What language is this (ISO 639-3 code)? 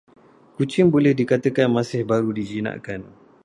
msa